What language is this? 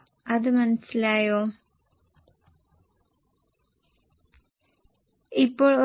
Malayalam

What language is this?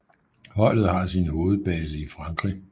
Danish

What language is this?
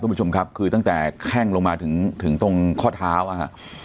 Thai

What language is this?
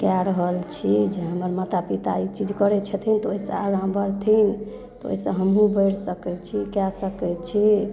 Maithili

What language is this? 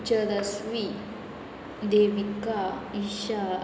Konkani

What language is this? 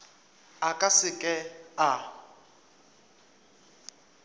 Northern Sotho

